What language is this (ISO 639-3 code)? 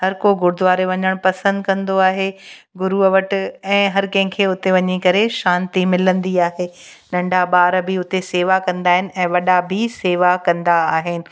snd